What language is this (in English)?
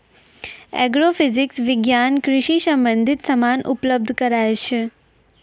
Maithili